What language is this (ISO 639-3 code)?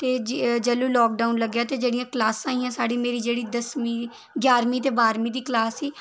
doi